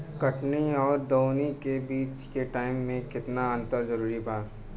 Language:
Bhojpuri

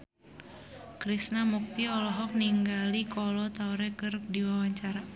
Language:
Sundanese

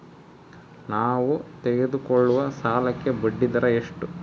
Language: Kannada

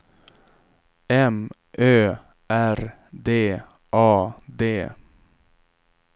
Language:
Swedish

